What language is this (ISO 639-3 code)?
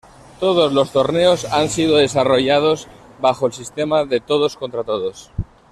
spa